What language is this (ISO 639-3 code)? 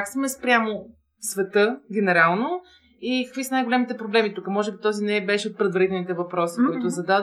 bul